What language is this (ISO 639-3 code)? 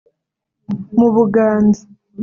kin